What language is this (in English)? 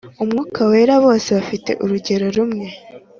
Kinyarwanda